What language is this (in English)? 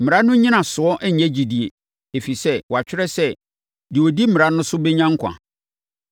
Akan